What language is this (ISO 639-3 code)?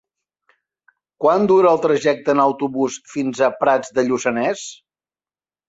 cat